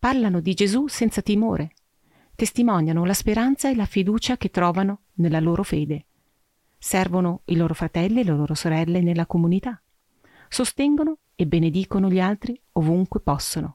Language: Italian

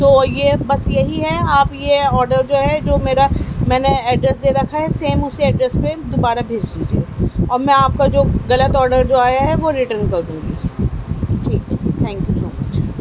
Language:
Urdu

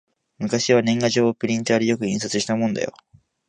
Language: Japanese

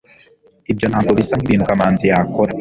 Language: Kinyarwanda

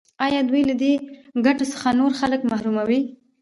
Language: Pashto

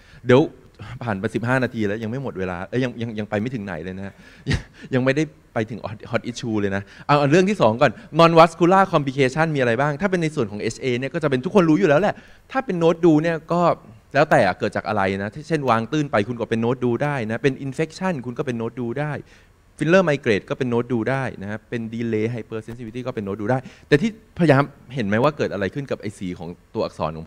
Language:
Thai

